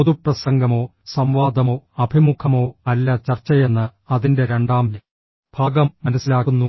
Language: Malayalam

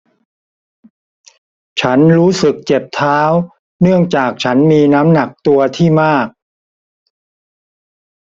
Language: Thai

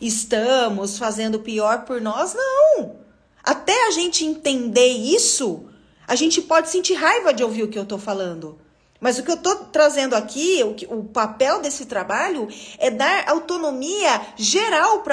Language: Portuguese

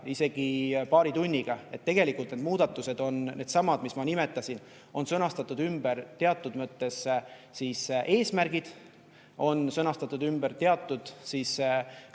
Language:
Estonian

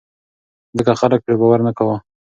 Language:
Pashto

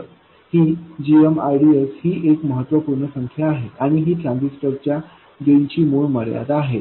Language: Marathi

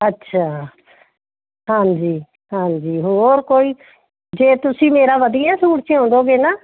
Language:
Punjabi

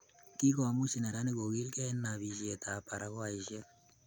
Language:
Kalenjin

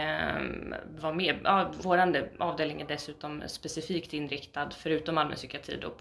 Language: Swedish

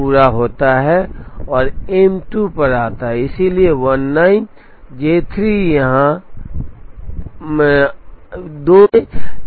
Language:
Hindi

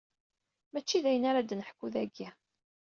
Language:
Kabyle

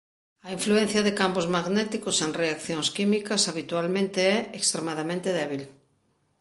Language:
Galician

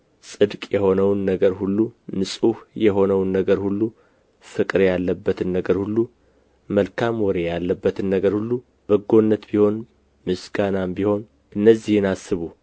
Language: Amharic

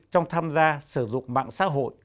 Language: Vietnamese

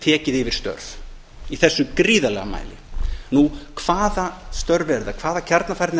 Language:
Icelandic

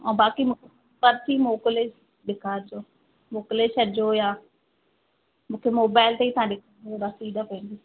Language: Sindhi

